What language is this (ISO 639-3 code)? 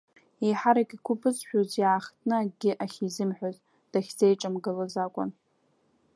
abk